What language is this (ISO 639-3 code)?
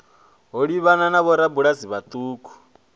ven